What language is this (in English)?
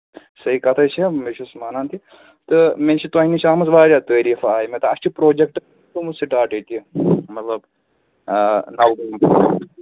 Kashmiri